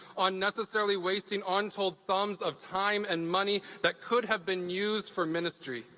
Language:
English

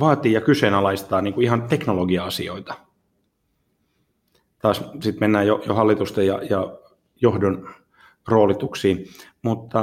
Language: Finnish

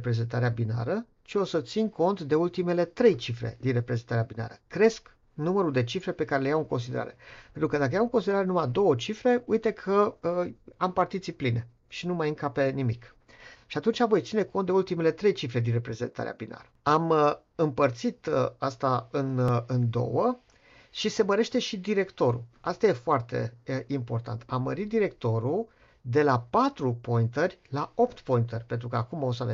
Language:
Romanian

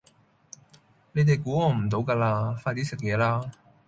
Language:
Cantonese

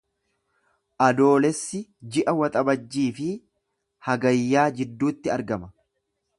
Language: Oromo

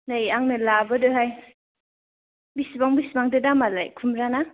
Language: Bodo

